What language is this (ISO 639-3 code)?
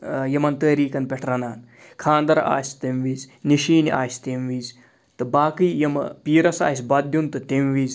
kas